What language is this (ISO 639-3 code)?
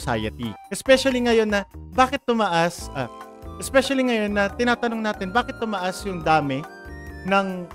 fil